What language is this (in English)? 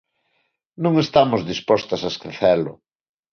Galician